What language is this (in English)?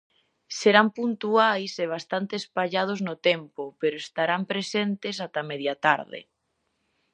Galician